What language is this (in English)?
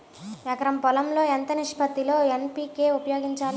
Telugu